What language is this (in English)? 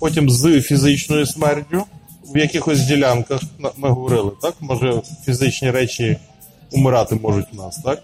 Ukrainian